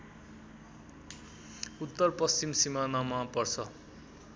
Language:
Nepali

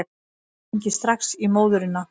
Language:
Icelandic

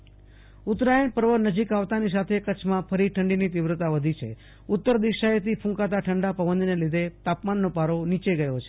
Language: Gujarati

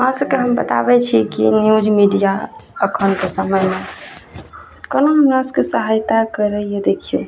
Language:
Maithili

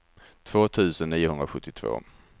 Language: Swedish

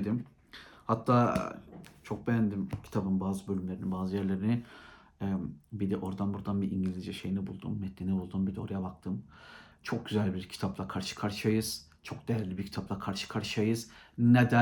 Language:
Turkish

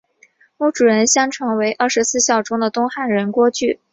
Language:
Chinese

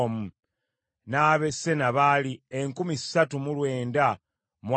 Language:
Ganda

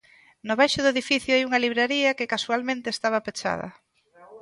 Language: Galician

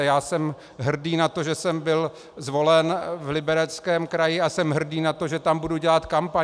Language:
Czech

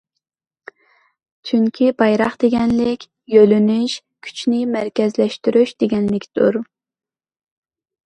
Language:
Uyghur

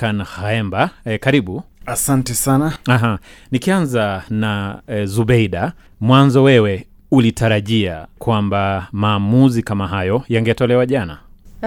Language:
Swahili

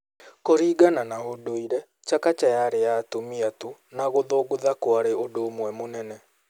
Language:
Kikuyu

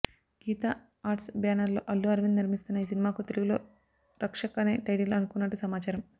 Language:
Telugu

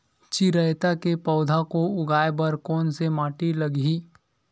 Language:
Chhattisgarhi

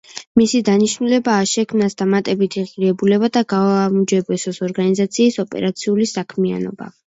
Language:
Georgian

